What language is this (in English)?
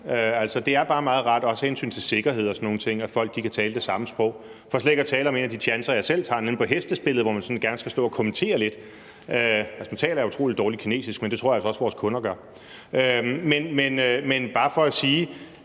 Danish